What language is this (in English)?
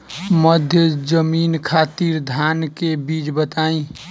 Bhojpuri